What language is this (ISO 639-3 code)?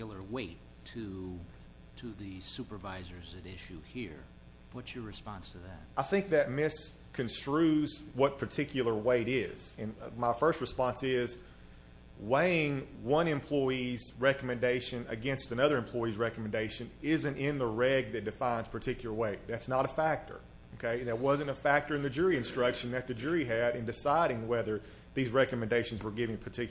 eng